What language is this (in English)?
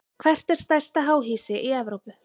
Icelandic